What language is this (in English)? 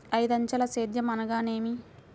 Telugu